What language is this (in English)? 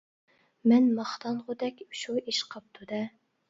Uyghur